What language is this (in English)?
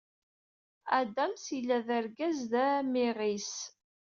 Kabyle